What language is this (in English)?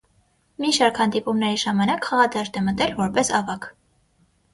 Armenian